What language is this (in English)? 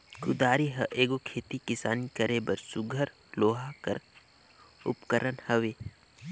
Chhattisgarhi